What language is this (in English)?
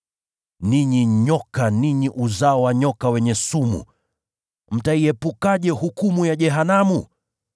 Swahili